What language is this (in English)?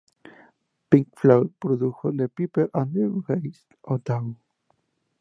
Spanish